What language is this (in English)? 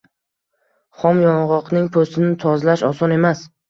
Uzbek